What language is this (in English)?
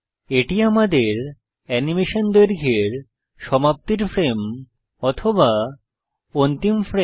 Bangla